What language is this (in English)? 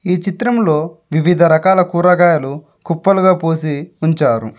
Telugu